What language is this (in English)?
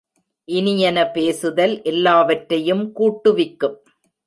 Tamil